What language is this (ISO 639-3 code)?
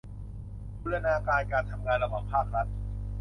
tha